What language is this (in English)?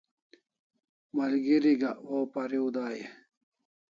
Kalasha